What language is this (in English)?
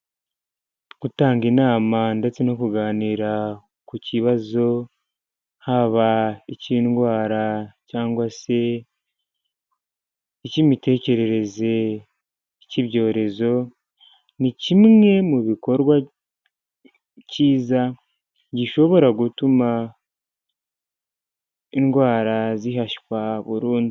Kinyarwanda